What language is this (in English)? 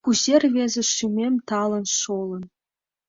Mari